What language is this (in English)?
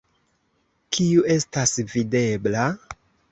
Esperanto